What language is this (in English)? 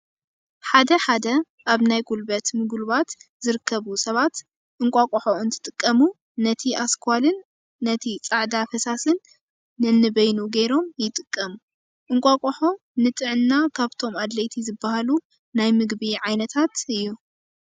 Tigrinya